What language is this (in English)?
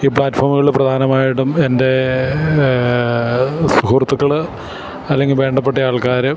Malayalam